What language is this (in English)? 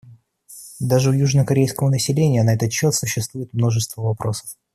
Russian